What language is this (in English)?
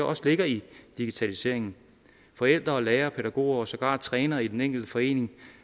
Danish